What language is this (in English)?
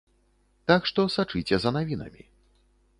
Belarusian